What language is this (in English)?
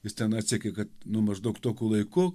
Lithuanian